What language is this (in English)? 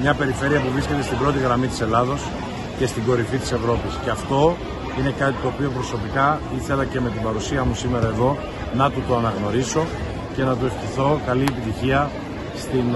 Greek